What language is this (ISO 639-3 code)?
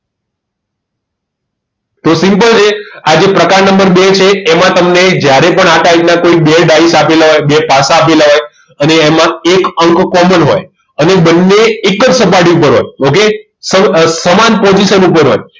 guj